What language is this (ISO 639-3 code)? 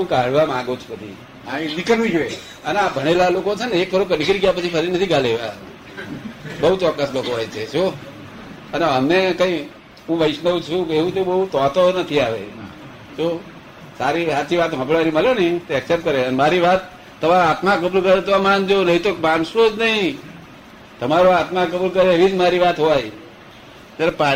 guj